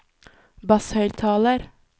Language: Norwegian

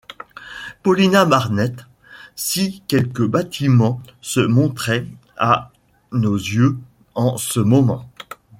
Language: French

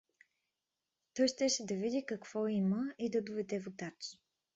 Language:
Bulgarian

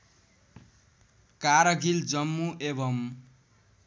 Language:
Nepali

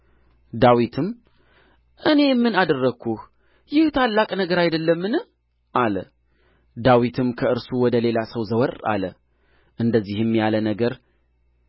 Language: Amharic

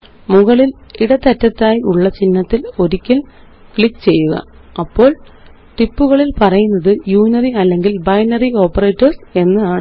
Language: Malayalam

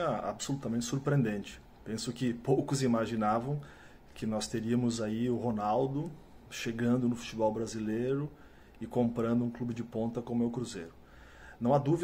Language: Portuguese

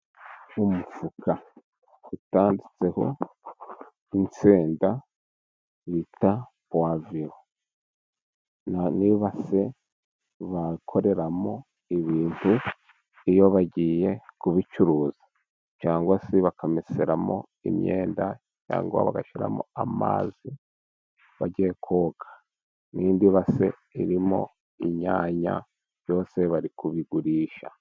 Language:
Kinyarwanda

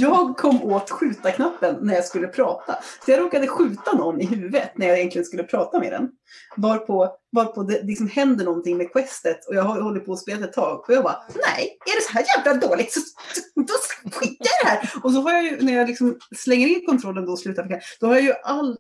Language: Swedish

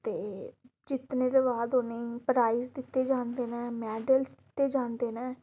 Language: Dogri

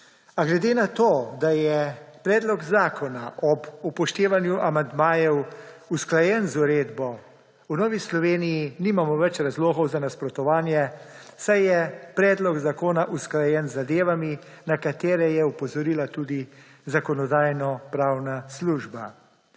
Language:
Slovenian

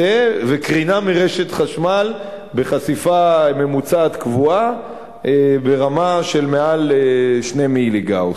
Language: Hebrew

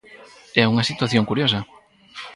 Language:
Galician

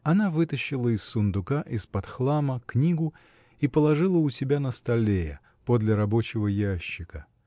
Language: Russian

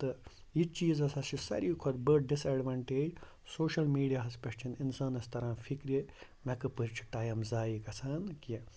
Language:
Kashmiri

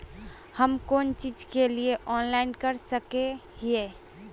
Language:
Magahi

